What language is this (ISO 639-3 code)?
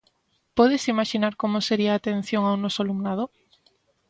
glg